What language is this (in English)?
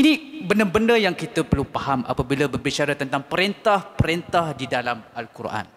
Malay